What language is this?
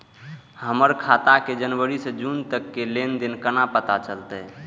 Maithili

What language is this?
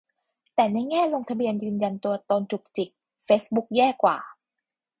Thai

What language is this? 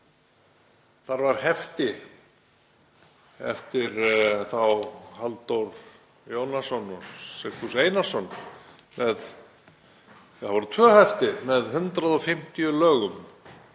Icelandic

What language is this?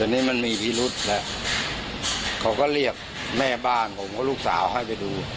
Thai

